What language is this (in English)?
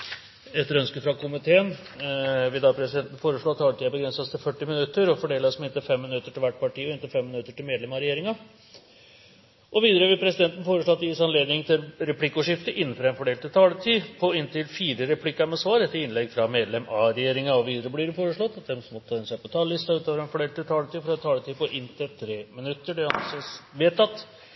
Norwegian Bokmål